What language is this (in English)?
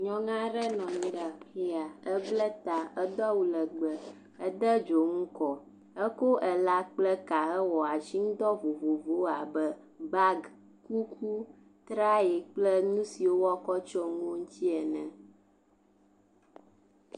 Ewe